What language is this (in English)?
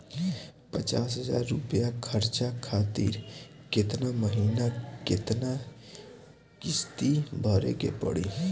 Bhojpuri